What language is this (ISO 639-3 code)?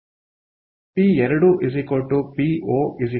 kan